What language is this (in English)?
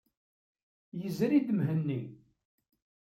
Kabyle